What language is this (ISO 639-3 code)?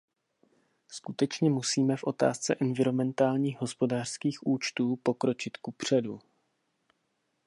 ces